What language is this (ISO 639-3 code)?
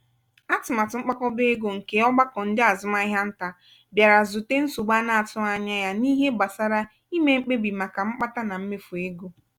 ibo